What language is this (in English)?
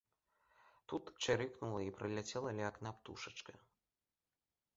Belarusian